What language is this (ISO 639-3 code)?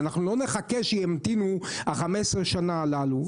heb